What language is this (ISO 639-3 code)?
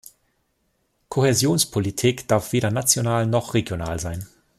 deu